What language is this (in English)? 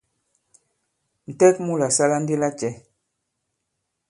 Bankon